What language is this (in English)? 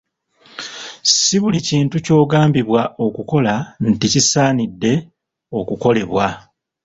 Ganda